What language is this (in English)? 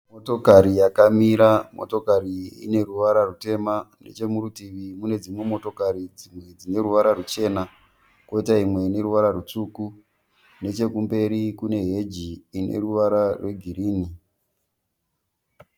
Shona